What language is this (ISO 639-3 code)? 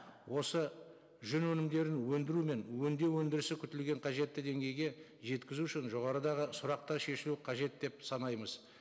kaz